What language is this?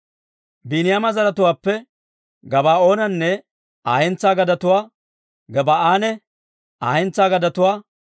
Dawro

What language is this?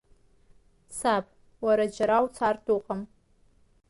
Abkhazian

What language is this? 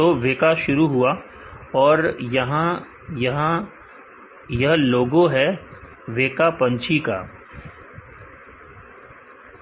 Hindi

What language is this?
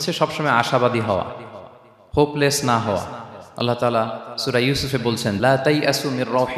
Arabic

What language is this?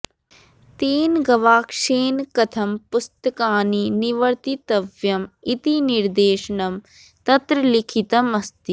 Sanskrit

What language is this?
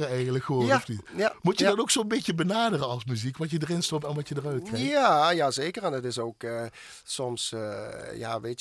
Dutch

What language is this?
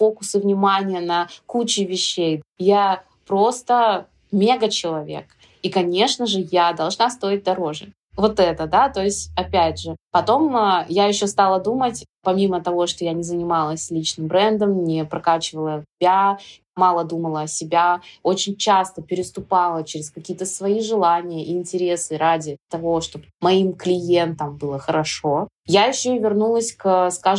Russian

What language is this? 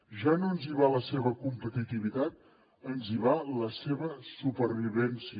Catalan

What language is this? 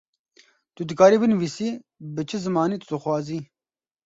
Kurdish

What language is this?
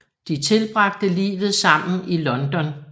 Danish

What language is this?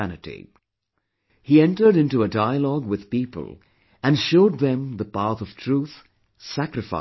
English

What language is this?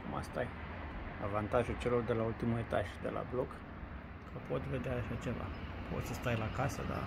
Romanian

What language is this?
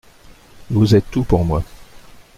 French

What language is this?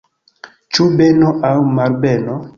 Esperanto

